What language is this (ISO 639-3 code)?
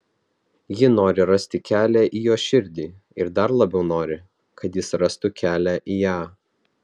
lit